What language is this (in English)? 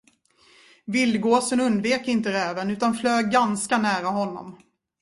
Swedish